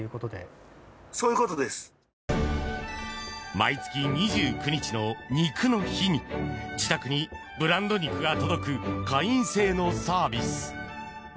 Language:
Japanese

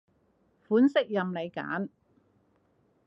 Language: Cantonese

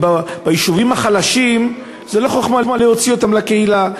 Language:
Hebrew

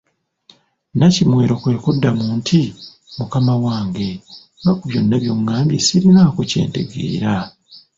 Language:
Ganda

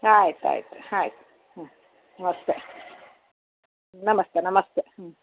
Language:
Kannada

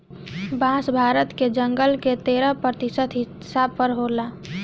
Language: Bhojpuri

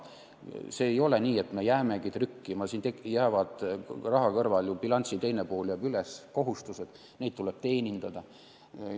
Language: Estonian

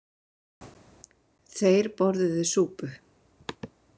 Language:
Icelandic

